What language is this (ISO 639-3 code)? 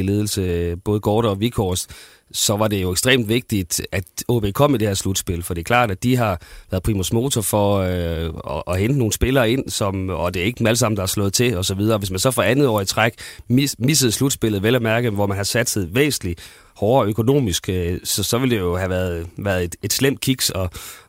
dan